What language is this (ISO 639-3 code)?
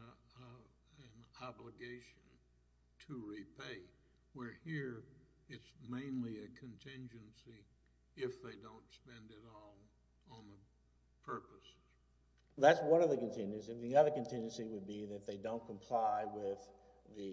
eng